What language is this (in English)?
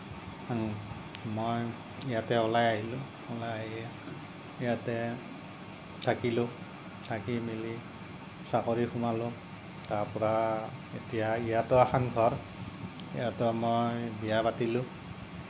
Assamese